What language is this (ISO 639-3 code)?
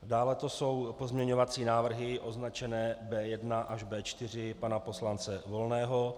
ces